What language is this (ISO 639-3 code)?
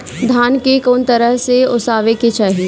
bho